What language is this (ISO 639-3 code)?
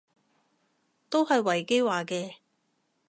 yue